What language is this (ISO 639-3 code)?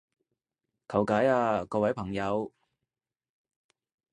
yue